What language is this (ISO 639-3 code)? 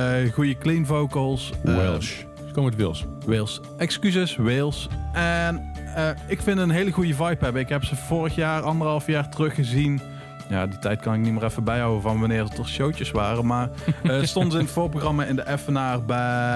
nld